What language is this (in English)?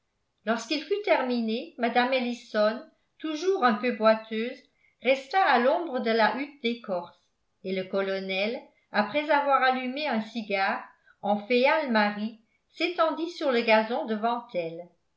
French